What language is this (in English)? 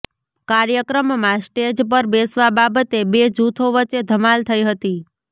Gujarati